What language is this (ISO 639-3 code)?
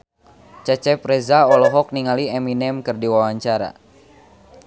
sun